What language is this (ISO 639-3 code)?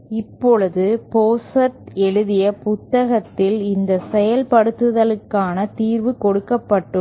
tam